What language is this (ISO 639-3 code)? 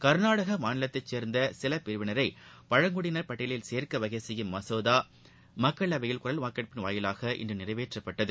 tam